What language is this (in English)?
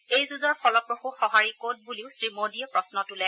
Assamese